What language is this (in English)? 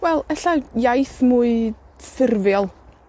Welsh